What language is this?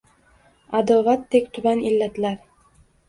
Uzbek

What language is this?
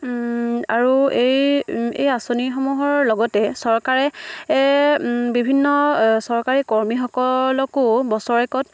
Assamese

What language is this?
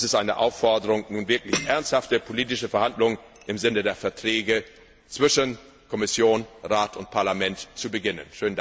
German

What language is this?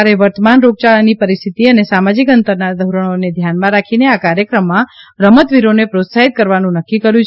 Gujarati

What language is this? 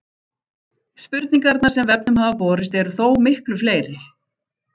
Icelandic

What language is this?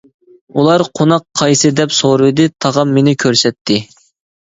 Uyghur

